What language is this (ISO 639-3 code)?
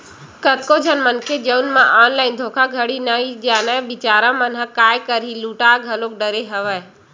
hne